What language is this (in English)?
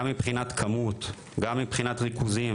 Hebrew